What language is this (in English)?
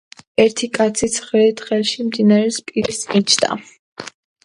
Georgian